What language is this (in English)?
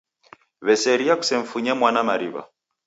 Taita